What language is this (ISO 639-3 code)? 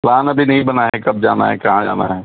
urd